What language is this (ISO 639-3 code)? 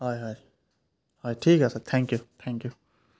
asm